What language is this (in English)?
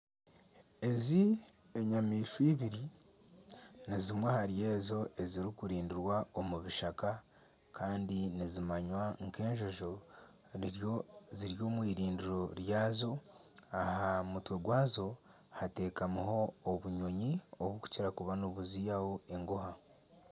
Nyankole